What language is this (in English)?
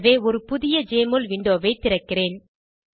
Tamil